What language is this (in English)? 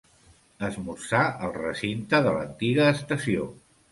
Catalan